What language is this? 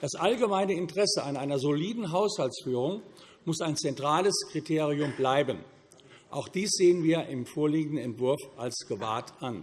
German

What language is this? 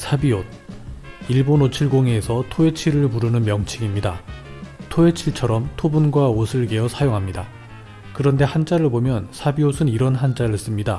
Korean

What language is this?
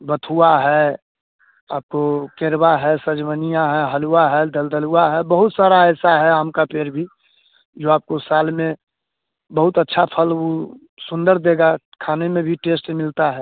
Hindi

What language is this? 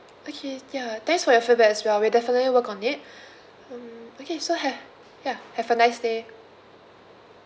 English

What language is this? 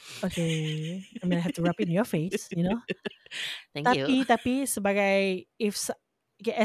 Malay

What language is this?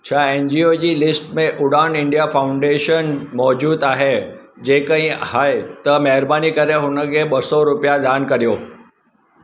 Sindhi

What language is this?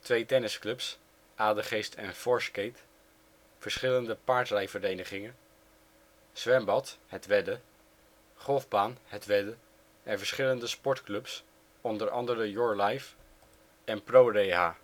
Dutch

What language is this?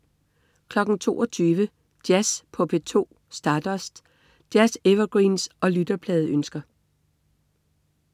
Danish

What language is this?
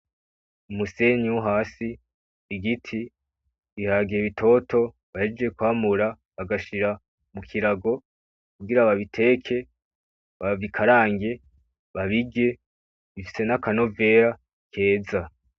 Rundi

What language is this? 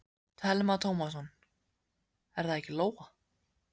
Icelandic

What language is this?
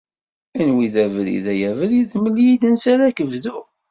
Kabyle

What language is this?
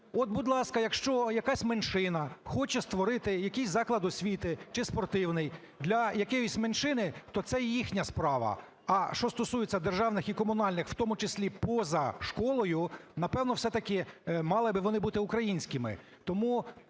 Ukrainian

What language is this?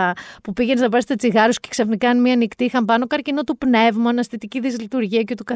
Greek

